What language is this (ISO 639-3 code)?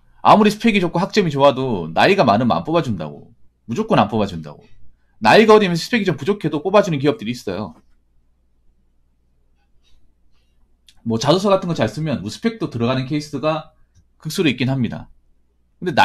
kor